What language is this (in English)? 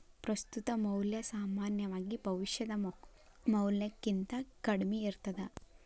Kannada